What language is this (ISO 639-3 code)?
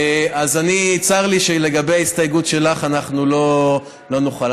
heb